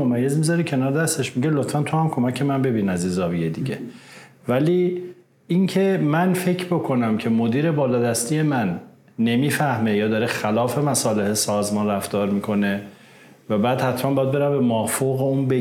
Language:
Persian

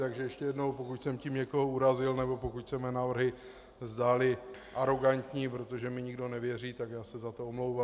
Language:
Czech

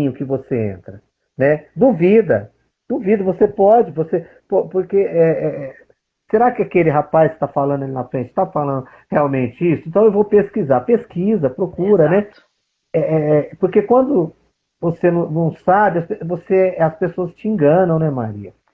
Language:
Portuguese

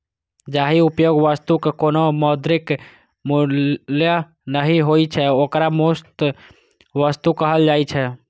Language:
Maithili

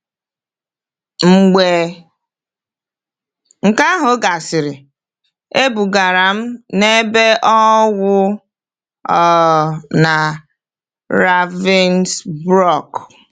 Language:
Igbo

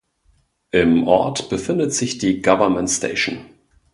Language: German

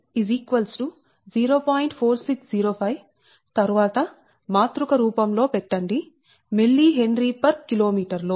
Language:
Telugu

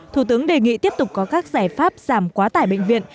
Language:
Vietnamese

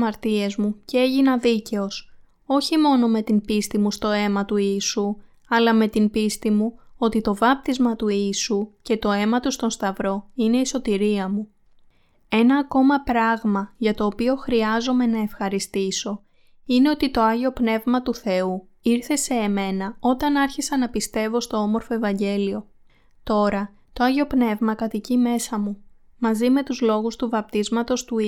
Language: Greek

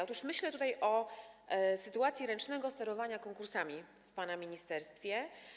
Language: Polish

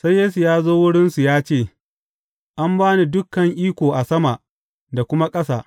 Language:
Hausa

